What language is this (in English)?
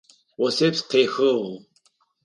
Adyghe